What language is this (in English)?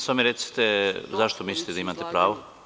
Serbian